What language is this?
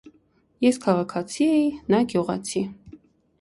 Armenian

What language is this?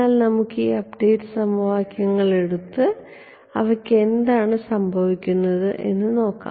Malayalam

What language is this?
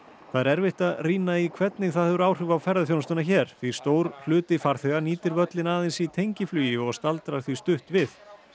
Icelandic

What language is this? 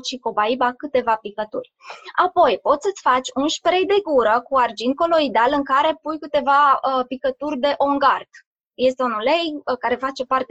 Romanian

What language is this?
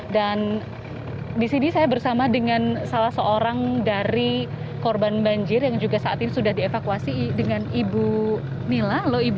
Indonesian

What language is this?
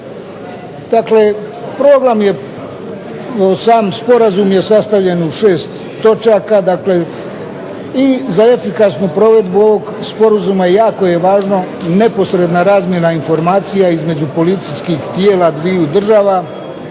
Croatian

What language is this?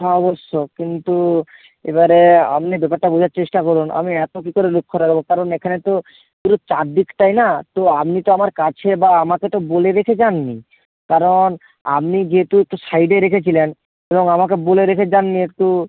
Bangla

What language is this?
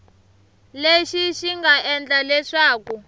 Tsonga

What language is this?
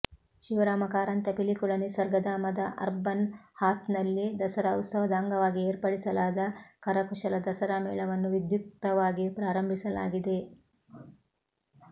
Kannada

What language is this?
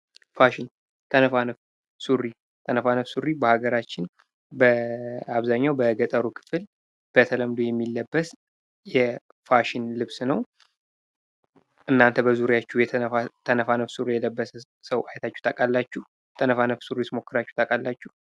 Amharic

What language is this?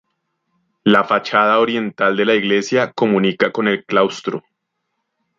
Spanish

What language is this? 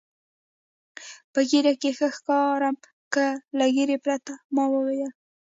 Pashto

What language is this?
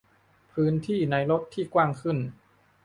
Thai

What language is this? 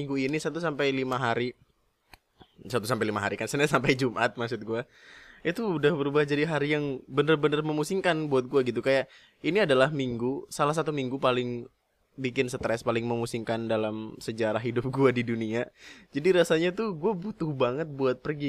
Indonesian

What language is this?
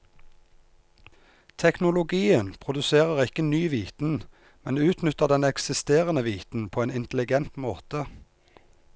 Norwegian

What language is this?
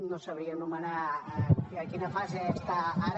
Catalan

